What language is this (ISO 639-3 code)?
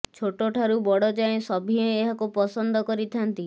ori